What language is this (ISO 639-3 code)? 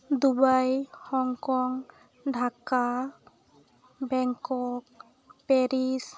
sat